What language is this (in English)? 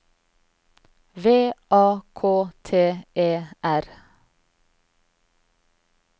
Norwegian